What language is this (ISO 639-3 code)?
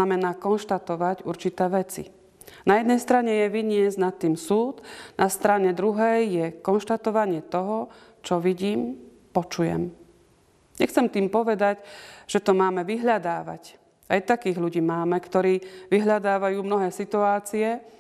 slk